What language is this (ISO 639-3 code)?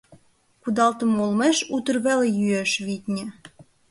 chm